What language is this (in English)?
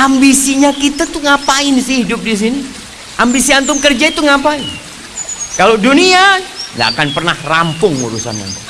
Indonesian